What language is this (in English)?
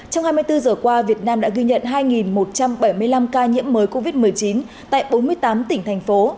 Vietnamese